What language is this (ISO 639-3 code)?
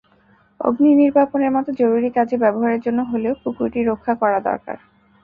ben